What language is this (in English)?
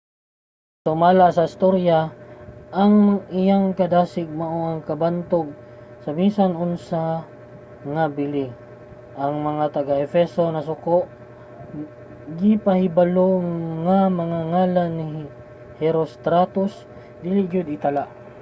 Cebuano